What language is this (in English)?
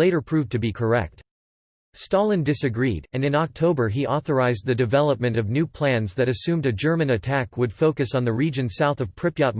English